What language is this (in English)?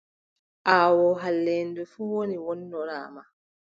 Adamawa Fulfulde